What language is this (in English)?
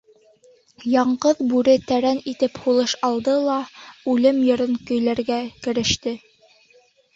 Bashkir